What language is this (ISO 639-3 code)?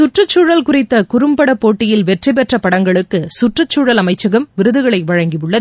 tam